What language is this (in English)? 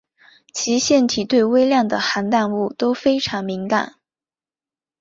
Chinese